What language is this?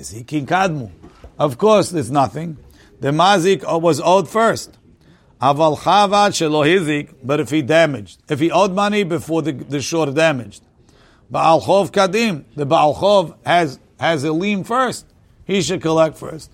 English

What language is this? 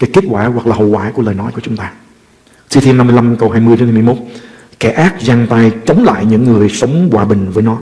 Vietnamese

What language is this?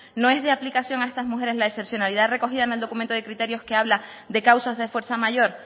Spanish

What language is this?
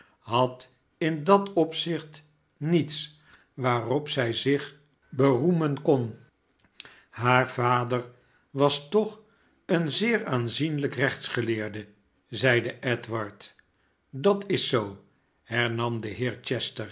Dutch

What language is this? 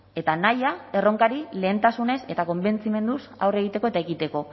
Basque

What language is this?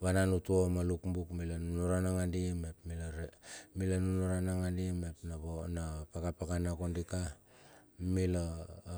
Bilur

